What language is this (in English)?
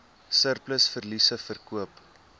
Afrikaans